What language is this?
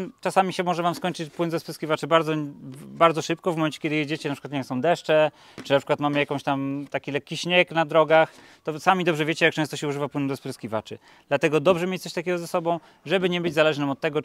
Polish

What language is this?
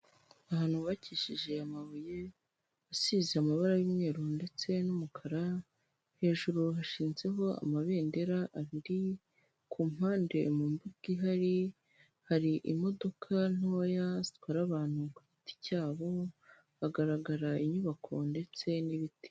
Kinyarwanda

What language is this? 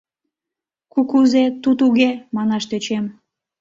Mari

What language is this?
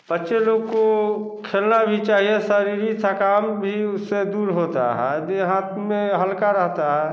Hindi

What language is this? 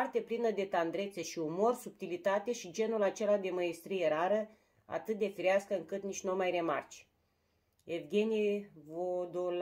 Romanian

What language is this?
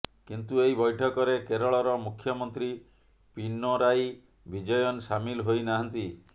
Odia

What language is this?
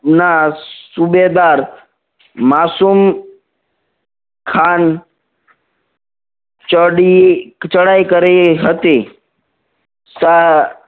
Gujarati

